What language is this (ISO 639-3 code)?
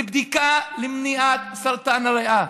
heb